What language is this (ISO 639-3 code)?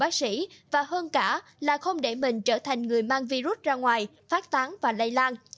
vie